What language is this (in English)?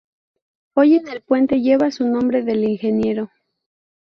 Spanish